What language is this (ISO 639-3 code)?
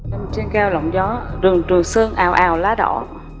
vie